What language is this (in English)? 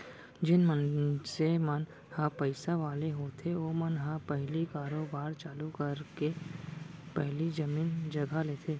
Chhattisgarhi